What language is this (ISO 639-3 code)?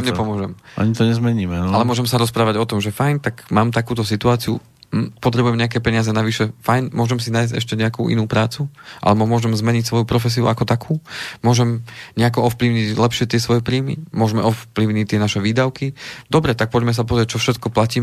slk